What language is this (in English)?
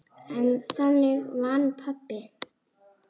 Icelandic